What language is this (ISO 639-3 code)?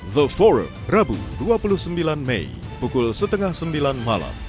ind